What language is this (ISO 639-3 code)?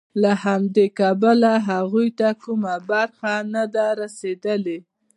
pus